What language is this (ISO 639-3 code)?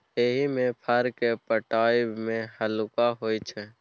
mai